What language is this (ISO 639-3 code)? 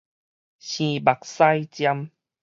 nan